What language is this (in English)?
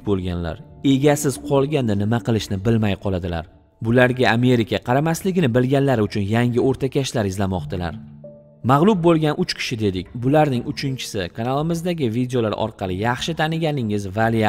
Persian